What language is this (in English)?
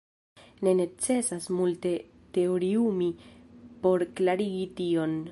Esperanto